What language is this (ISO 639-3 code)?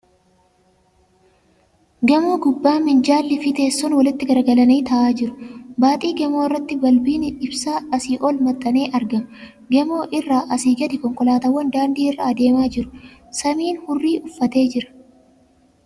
orm